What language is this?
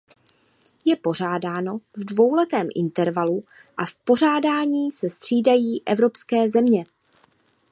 Czech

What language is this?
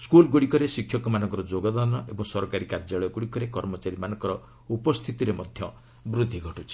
Odia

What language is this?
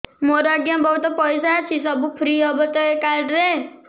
Odia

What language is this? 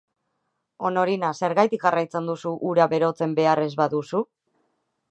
Basque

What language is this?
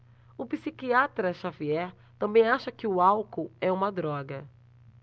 Portuguese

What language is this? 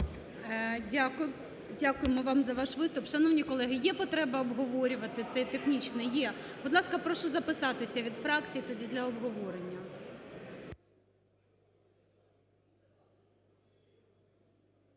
Ukrainian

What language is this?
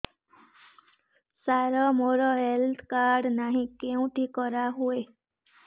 Odia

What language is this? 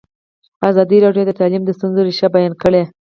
Pashto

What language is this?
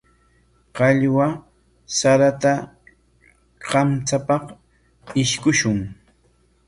Corongo Ancash Quechua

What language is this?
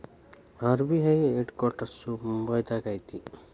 Kannada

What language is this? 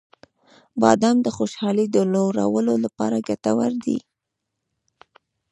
Pashto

